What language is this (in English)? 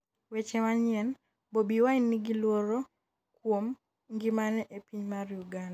Luo (Kenya and Tanzania)